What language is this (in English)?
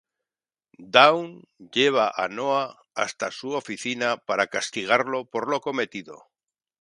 Spanish